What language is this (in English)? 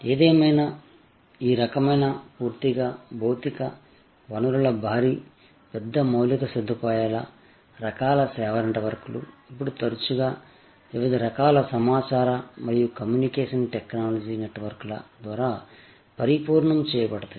Telugu